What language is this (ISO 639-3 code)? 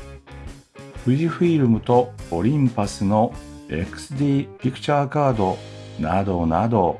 jpn